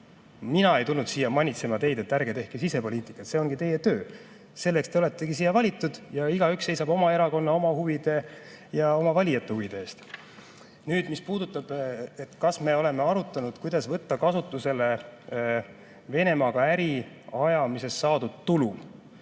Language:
Estonian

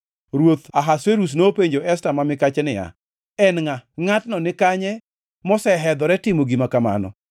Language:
Luo (Kenya and Tanzania)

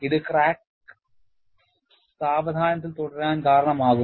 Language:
Malayalam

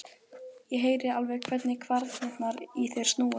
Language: Icelandic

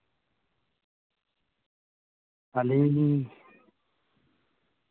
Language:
Santali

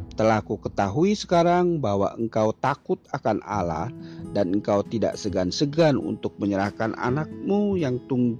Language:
Indonesian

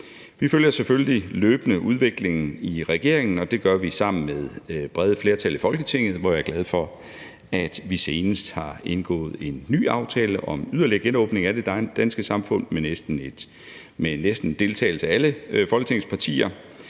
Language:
Danish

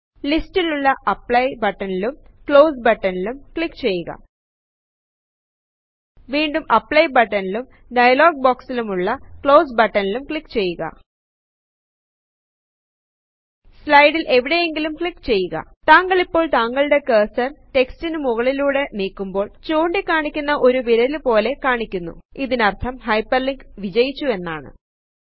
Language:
Malayalam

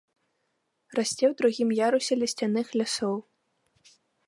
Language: Belarusian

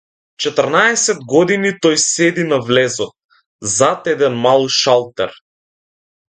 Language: Macedonian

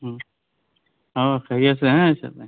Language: Urdu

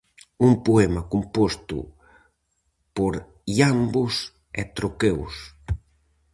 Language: Galician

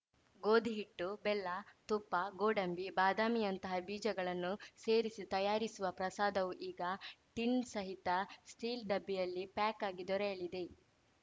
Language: Kannada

